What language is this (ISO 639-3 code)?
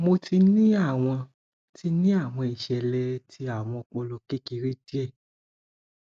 yor